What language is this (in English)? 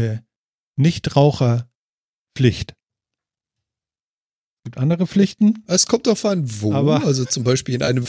German